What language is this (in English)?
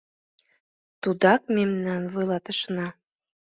Mari